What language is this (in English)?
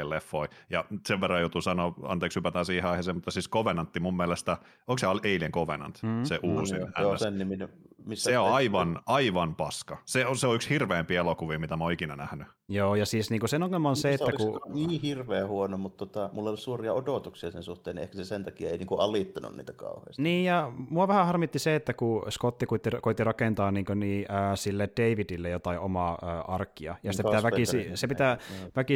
Finnish